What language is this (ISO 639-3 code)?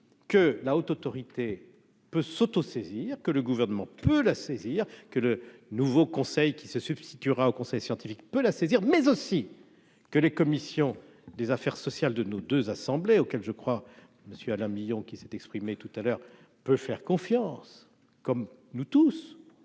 fra